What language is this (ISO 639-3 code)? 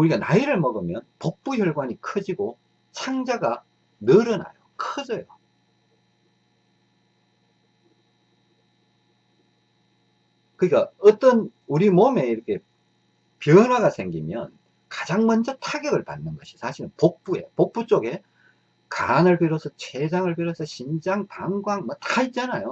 kor